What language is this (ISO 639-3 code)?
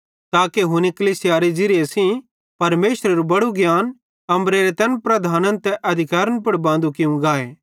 bhd